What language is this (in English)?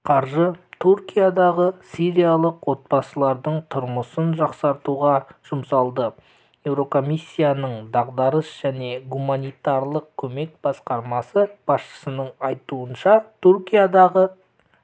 Kazakh